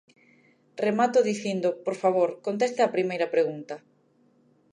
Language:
Galician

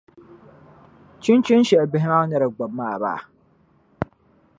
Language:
Dagbani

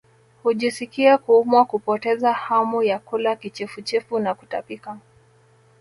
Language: Swahili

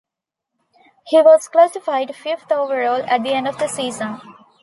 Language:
English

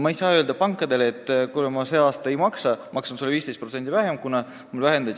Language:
Estonian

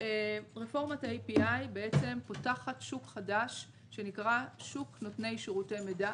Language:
Hebrew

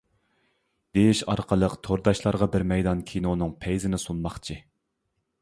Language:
Uyghur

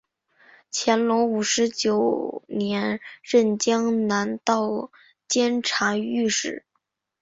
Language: Chinese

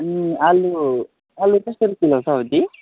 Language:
Nepali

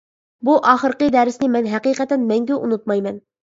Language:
Uyghur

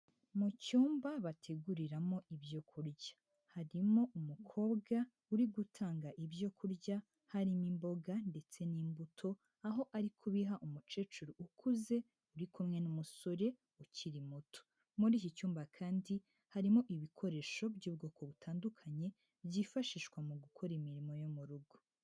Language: Kinyarwanda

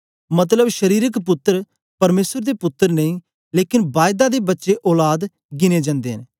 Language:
Dogri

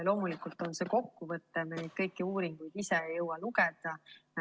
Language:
Estonian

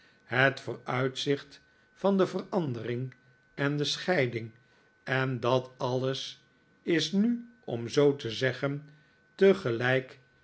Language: Dutch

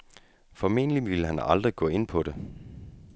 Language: Danish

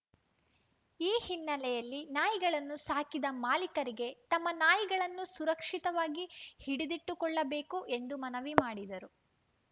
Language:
Kannada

